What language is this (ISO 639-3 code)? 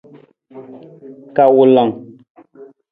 nmz